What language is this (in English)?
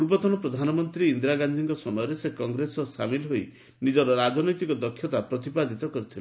Odia